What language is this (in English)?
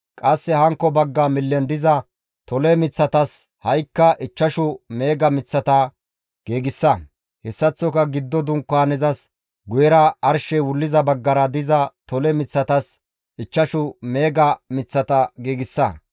Gamo